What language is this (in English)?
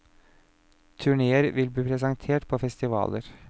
Norwegian